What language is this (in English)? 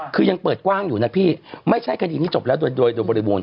Thai